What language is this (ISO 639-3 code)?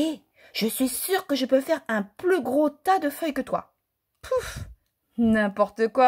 fra